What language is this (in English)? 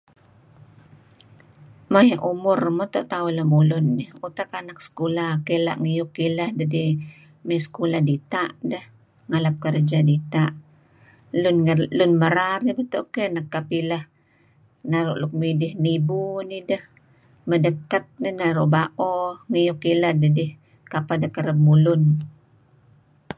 Kelabit